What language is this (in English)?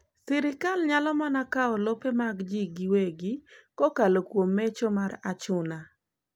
Luo (Kenya and Tanzania)